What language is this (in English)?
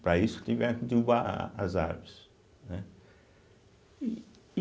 Portuguese